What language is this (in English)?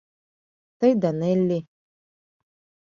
Mari